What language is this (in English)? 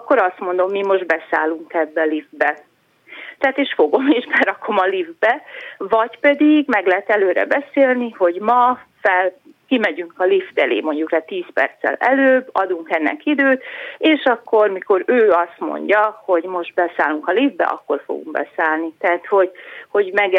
Hungarian